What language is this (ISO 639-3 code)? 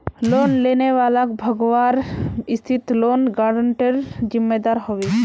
mag